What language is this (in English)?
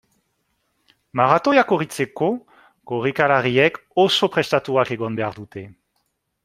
Basque